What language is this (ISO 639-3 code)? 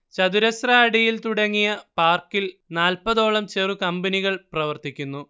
mal